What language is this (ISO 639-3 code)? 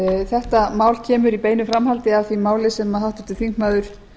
isl